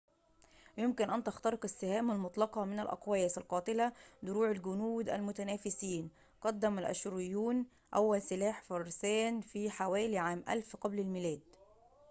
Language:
Arabic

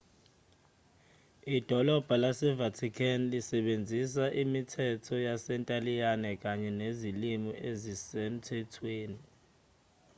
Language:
Zulu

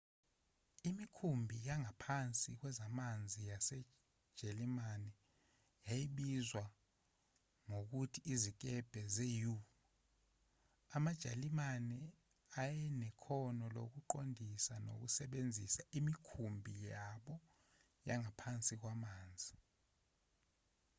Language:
Zulu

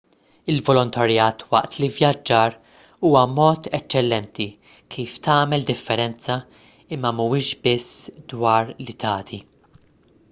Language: Maltese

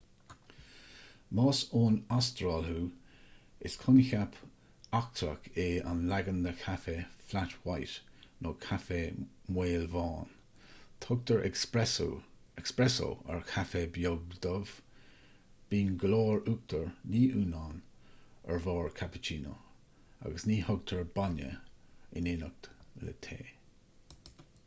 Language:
Irish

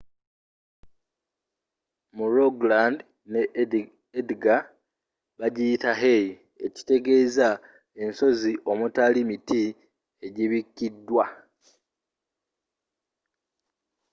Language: Ganda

